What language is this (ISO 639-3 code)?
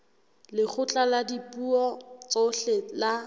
sot